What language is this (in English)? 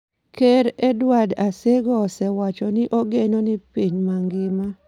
Luo (Kenya and Tanzania)